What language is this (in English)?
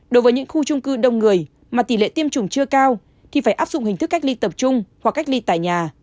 Vietnamese